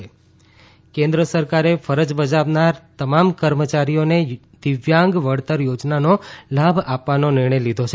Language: Gujarati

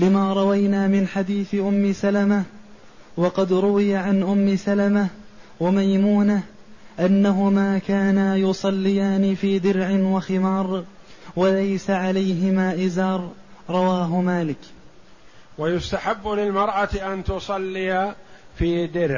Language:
Arabic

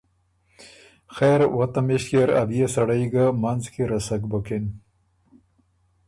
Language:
Ormuri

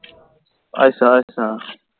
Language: Punjabi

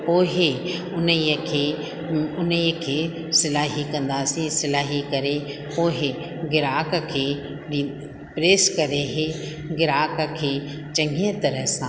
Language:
Sindhi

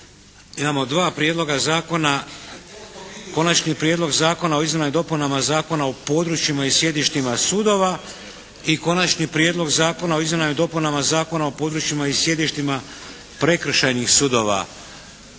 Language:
Croatian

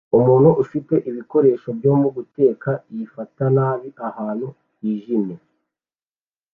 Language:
Kinyarwanda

